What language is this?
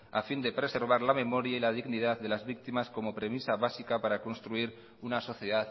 Spanish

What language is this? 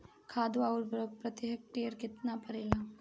Bhojpuri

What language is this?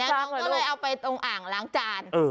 Thai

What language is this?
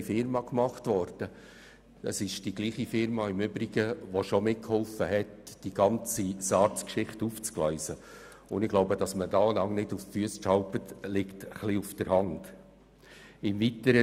Swiss German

